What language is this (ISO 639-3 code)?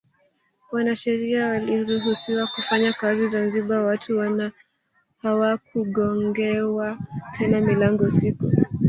swa